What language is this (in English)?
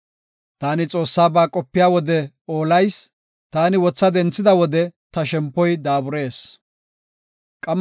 Gofa